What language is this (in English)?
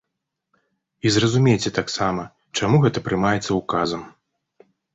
Belarusian